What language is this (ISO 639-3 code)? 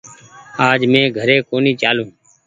gig